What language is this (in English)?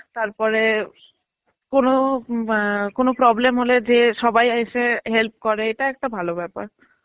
Bangla